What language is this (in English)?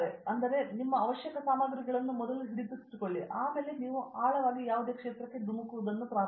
Kannada